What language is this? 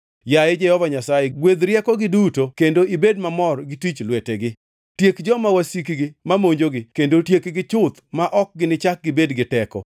Luo (Kenya and Tanzania)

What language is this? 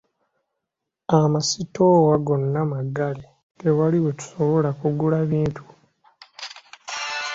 Ganda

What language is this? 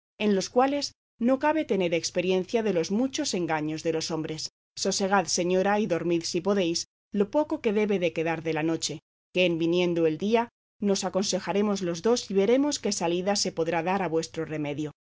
Spanish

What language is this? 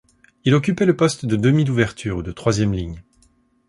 French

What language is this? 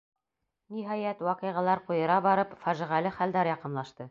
Bashkir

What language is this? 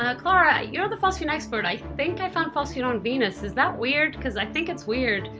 English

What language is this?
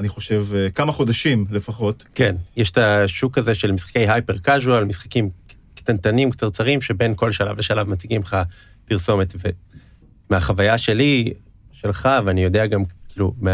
Hebrew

